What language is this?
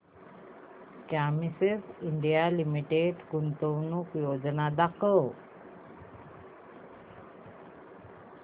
Marathi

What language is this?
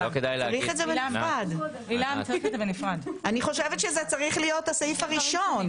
Hebrew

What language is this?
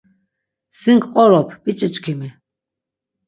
Laz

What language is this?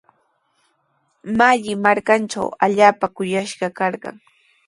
Sihuas Ancash Quechua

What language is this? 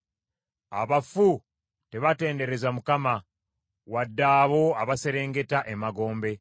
Ganda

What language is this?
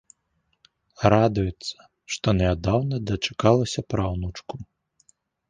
Belarusian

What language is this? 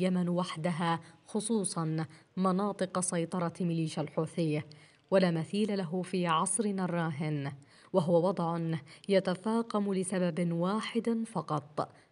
Arabic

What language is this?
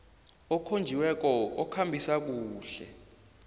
South Ndebele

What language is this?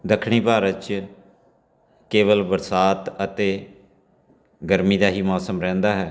Punjabi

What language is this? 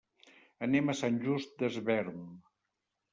Catalan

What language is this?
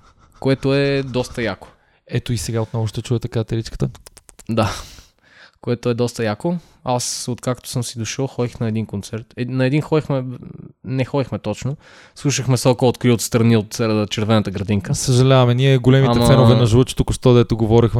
Bulgarian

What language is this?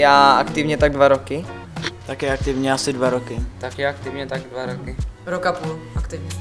Czech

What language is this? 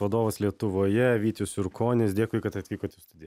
Lithuanian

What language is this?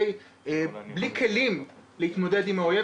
Hebrew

